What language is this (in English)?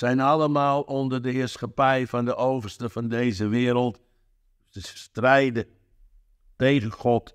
Dutch